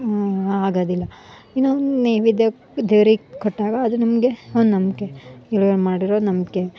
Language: Kannada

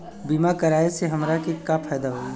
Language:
Bhojpuri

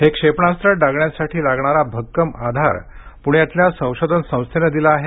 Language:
Marathi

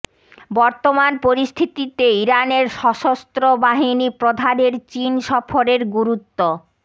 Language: Bangla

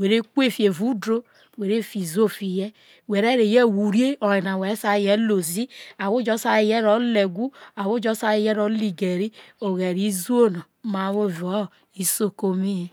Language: Isoko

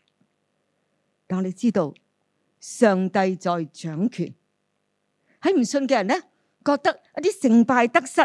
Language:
Chinese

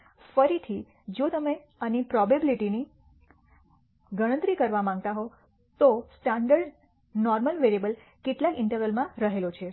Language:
Gujarati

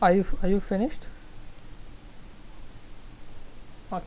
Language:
English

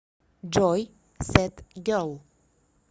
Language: Russian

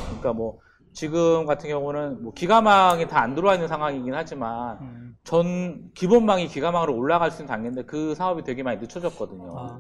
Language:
Korean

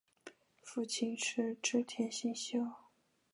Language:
Chinese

